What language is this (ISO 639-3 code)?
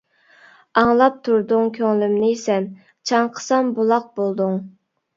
uig